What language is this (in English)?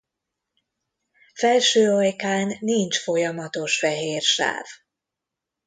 Hungarian